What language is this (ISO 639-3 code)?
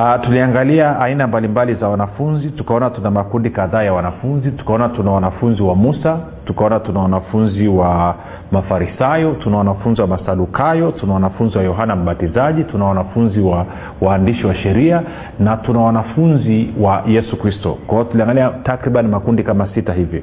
swa